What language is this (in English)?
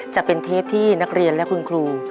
Thai